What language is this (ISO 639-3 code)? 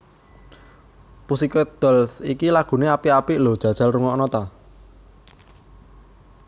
jav